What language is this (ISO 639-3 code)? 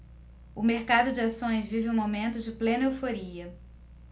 por